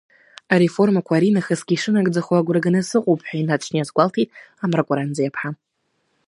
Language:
Abkhazian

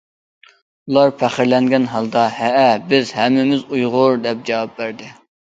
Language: Uyghur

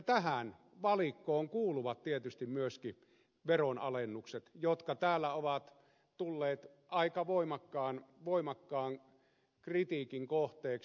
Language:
Finnish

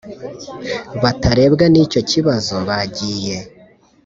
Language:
Kinyarwanda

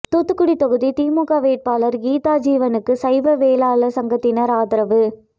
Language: Tamil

